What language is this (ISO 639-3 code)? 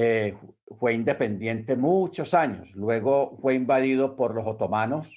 spa